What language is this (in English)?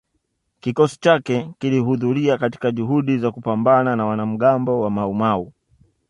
Swahili